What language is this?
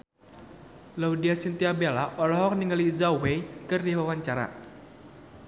Sundanese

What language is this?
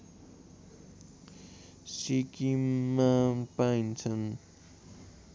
Nepali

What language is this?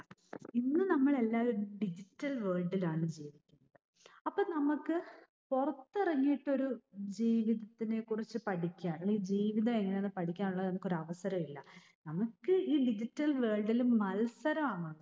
Malayalam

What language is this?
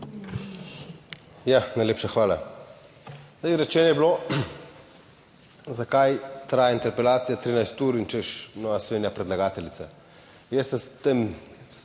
Slovenian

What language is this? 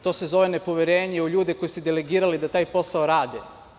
Serbian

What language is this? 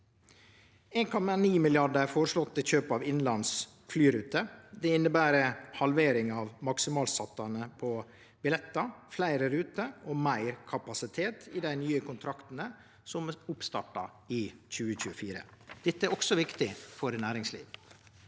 Norwegian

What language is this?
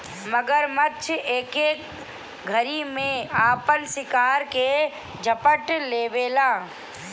Bhojpuri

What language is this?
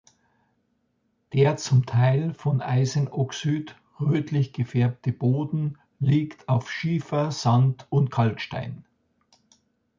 German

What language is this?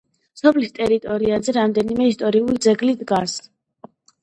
Georgian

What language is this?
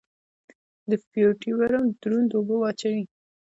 Pashto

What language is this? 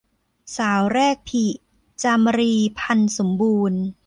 Thai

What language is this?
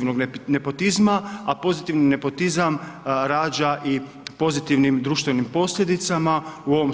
Croatian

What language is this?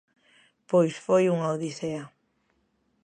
Galician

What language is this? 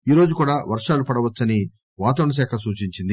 Telugu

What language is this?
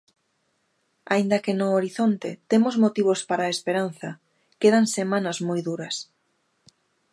Galician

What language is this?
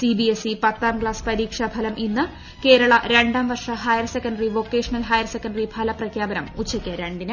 Malayalam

